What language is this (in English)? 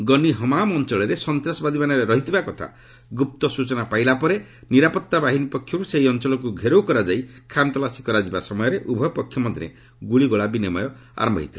Odia